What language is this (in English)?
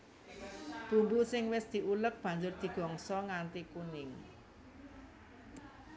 Javanese